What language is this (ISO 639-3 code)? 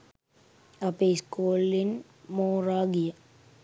sin